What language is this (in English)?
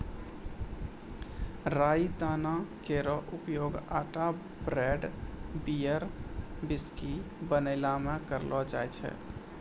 Maithili